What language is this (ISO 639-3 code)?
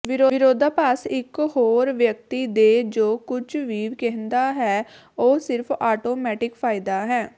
pan